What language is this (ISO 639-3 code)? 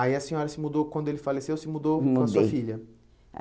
por